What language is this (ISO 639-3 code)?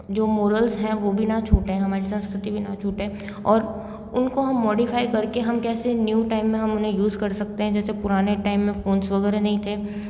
hin